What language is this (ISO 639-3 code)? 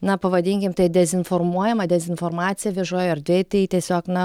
lit